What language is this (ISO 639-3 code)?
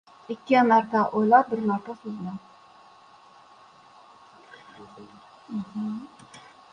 uzb